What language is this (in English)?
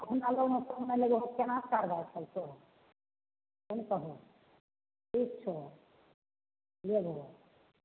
Maithili